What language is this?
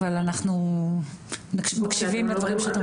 Hebrew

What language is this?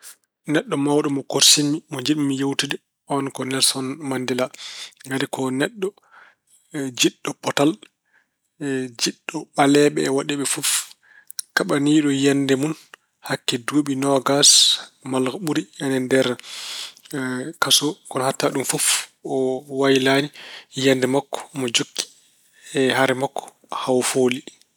Fula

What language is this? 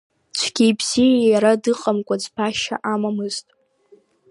Abkhazian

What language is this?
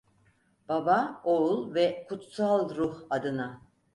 Turkish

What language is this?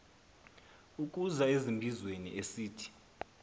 Xhosa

